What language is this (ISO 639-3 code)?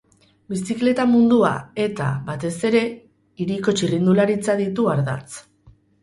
eus